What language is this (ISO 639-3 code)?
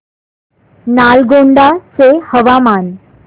mar